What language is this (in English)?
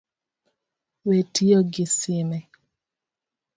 Luo (Kenya and Tanzania)